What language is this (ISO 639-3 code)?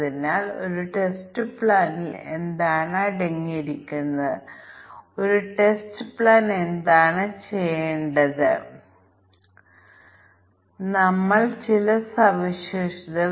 mal